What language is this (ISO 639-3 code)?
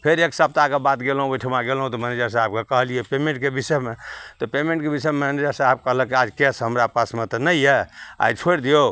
mai